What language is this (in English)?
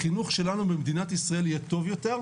Hebrew